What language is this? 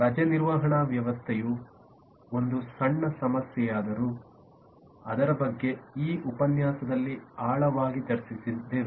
Kannada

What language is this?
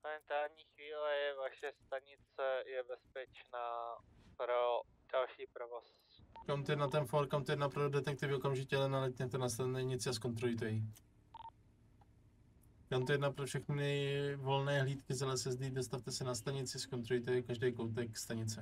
Czech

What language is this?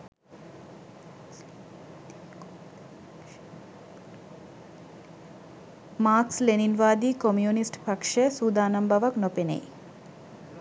Sinhala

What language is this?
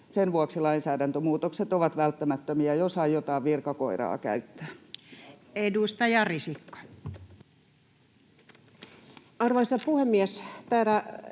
Finnish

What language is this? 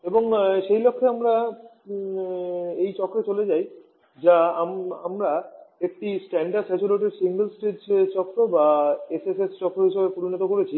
Bangla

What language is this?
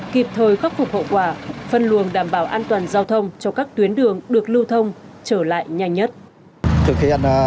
Vietnamese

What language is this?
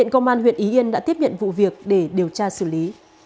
Vietnamese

